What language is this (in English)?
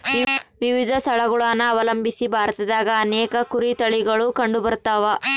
Kannada